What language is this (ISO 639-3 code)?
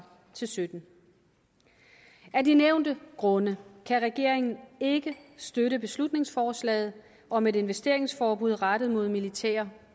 dan